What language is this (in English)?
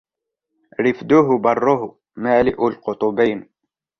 Arabic